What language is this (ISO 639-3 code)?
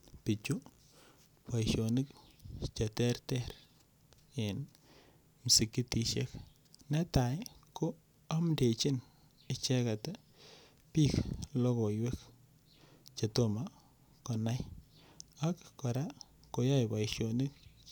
kln